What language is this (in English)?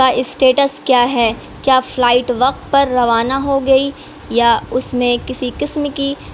Urdu